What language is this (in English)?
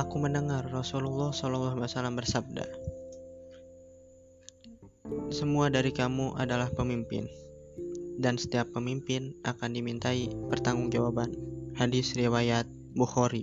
Indonesian